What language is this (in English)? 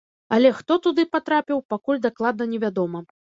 Belarusian